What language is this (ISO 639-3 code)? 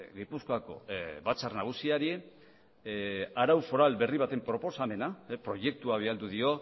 eus